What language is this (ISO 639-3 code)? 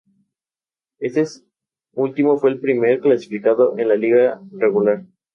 spa